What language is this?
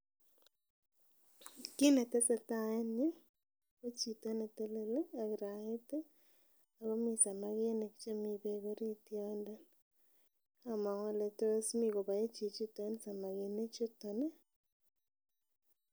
Kalenjin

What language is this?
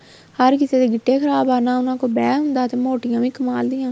Punjabi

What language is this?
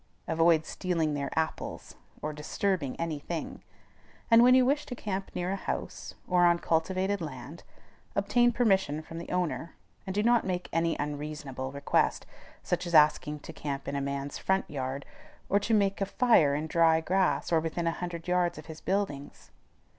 English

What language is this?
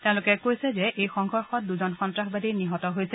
Assamese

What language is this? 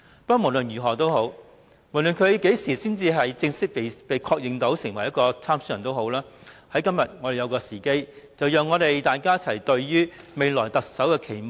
Cantonese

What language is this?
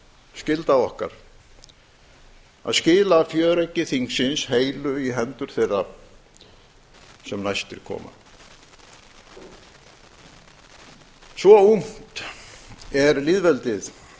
Icelandic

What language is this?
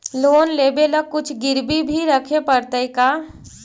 Magahi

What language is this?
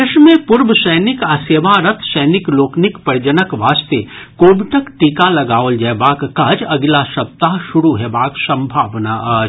Maithili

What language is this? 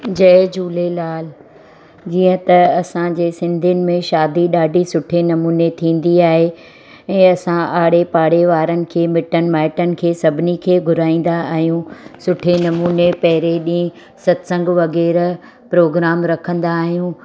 Sindhi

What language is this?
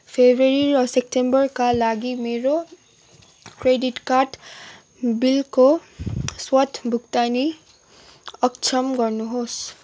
Nepali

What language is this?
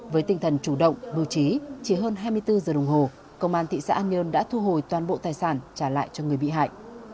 Vietnamese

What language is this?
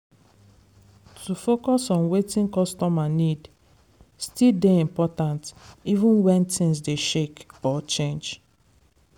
Nigerian Pidgin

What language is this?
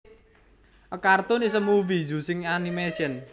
Javanese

